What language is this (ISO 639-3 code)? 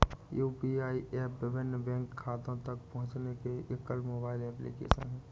hin